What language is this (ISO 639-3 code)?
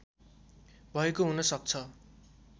nep